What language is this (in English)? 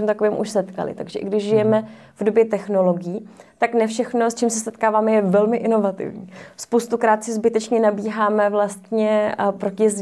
Czech